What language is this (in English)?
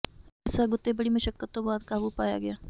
Punjabi